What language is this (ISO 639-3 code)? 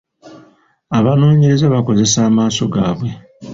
lug